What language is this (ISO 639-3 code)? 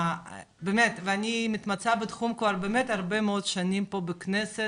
heb